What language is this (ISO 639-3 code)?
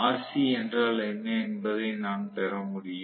tam